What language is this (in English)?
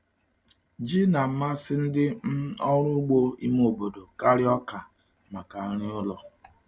Igbo